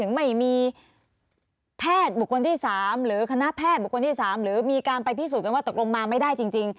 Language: Thai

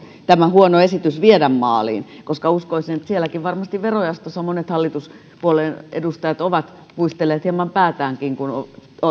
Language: Finnish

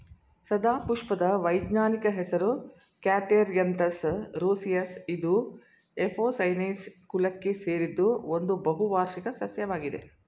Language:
Kannada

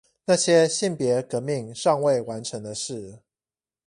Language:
Chinese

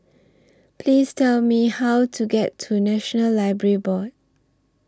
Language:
English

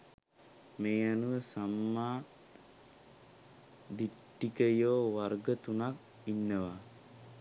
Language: Sinhala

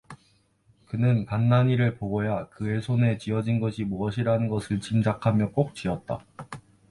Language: Korean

